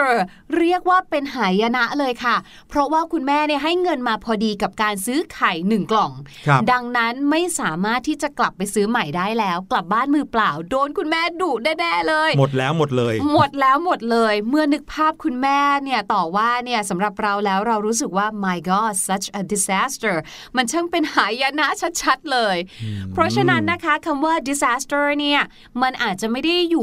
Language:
Thai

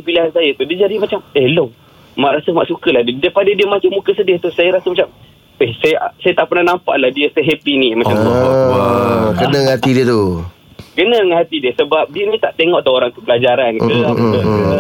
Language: Malay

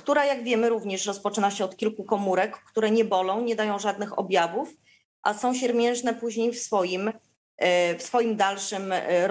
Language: Polish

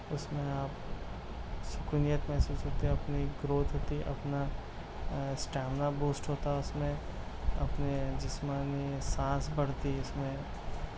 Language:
Urdu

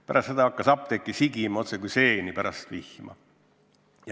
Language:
Estonian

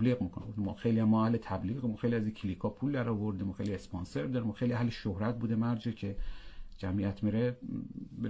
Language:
Persian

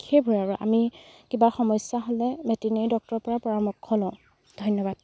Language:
Assamese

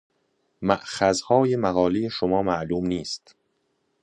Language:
Persian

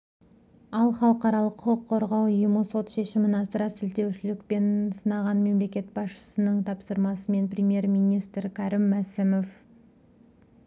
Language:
Kazakh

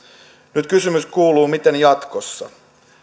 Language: Finnish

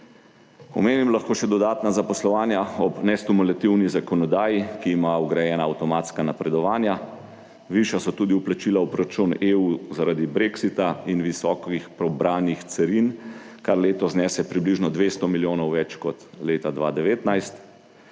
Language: Slovenian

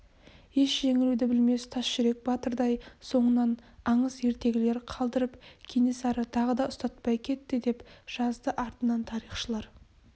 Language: Kazakh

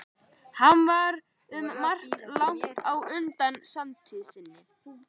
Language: Icelandic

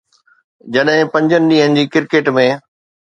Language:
Sindhi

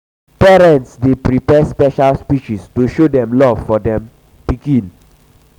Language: Nigerian Pidgin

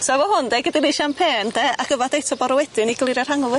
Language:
Welsh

